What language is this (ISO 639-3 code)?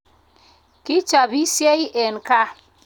kln